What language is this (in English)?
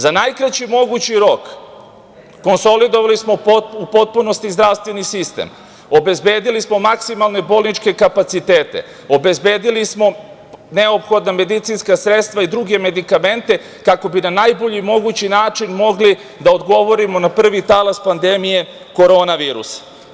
Serbian